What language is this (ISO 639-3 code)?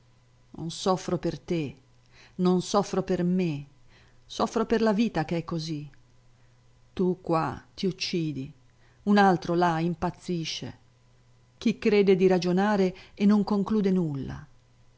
ita